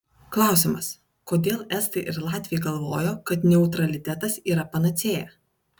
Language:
Lithuanian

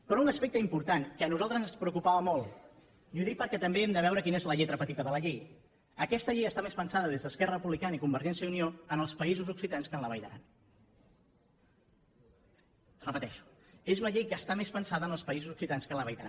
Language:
Catalan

